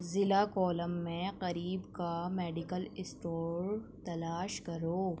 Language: Urdu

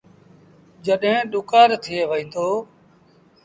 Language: Sindhi Bhil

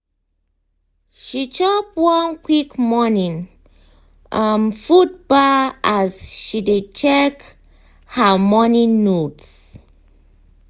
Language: Nigerian Pidgin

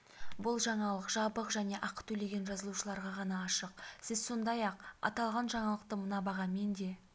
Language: Kazakh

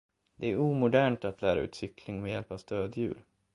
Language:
Swedish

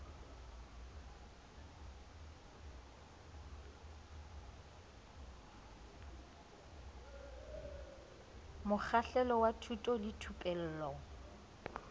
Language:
Southern Sotho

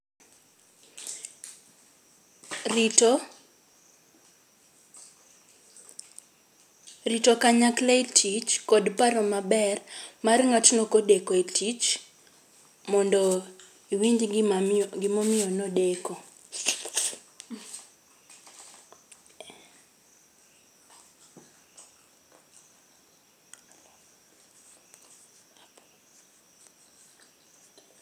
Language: Luo (Kenya and Tanzania)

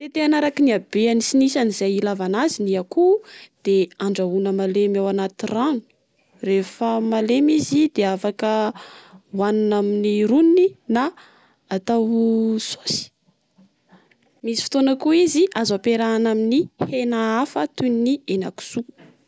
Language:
Malagasy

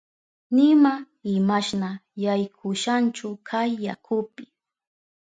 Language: Southern Pastaza Quechua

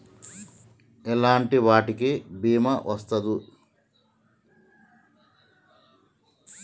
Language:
Telugu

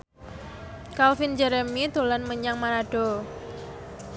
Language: Javanese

